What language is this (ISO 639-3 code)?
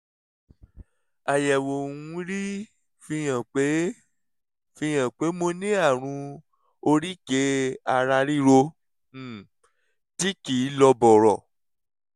yor